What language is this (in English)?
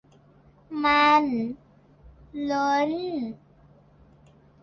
Thai